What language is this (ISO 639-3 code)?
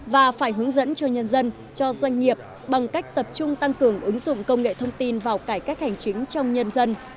vie